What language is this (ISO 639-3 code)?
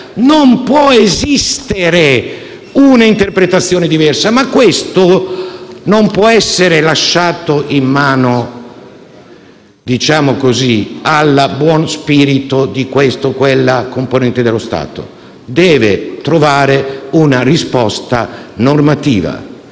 ita